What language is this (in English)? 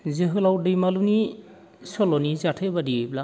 Bodo